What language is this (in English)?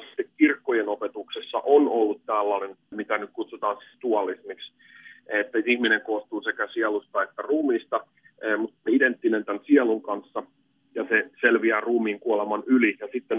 Finnish